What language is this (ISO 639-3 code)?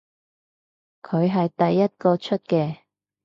yue